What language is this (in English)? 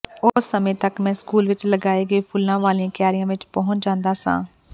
Punjabi